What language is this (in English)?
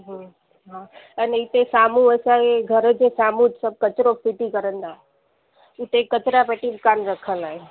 Sindhi